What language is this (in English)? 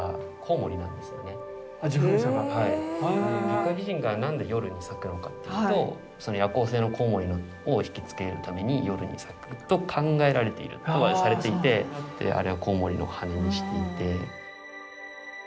Japanese